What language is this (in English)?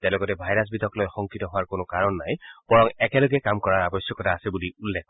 Assamese